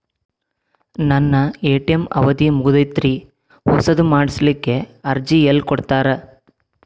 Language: Kannada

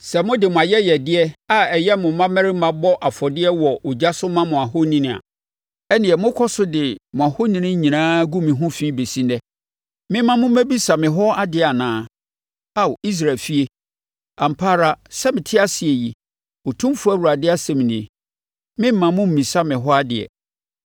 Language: Akan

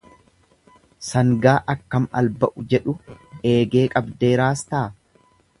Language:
Oromo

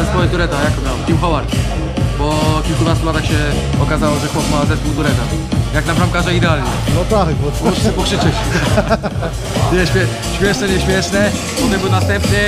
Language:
Polish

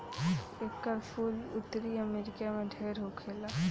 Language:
Bhojpuri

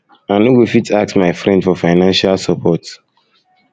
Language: Nigerian Pidgin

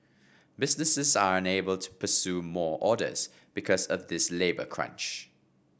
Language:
English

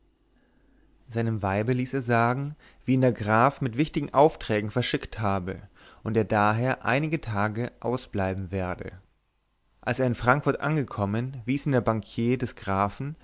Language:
German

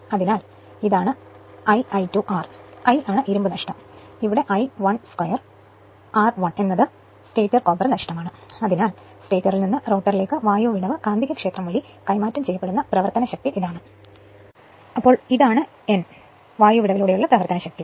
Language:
Malayalam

